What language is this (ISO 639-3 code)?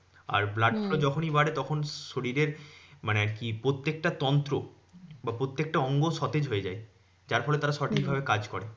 ben